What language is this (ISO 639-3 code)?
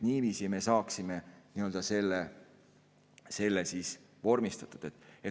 est